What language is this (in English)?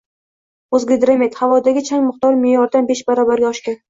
Uzbek